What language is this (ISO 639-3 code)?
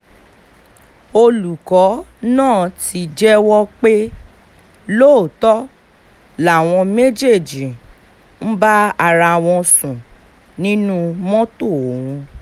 yor